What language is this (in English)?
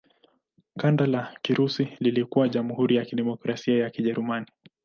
Swahili